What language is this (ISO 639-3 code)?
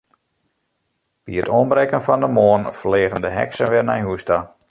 fry